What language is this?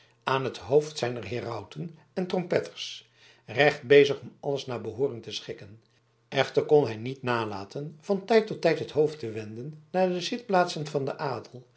Dutch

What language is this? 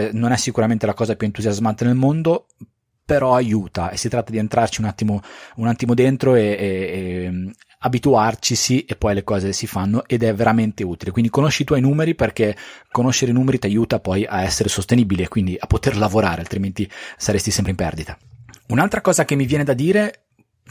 Italian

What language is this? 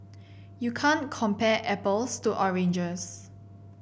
English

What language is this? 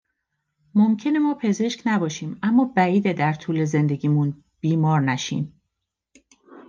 Persian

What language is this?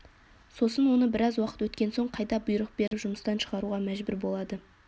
Kazakh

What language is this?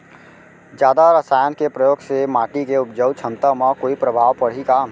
Chhattisgarhi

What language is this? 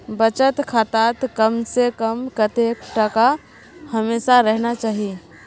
Magahi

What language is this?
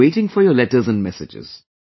English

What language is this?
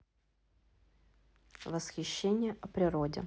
Russian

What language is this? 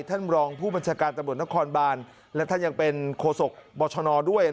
Thai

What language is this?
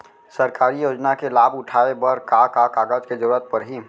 Chhattisgarhi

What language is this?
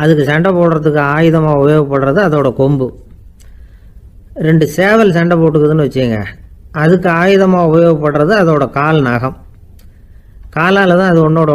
Arabic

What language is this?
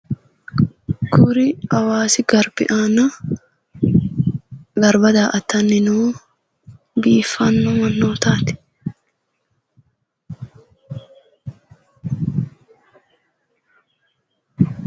Sidamo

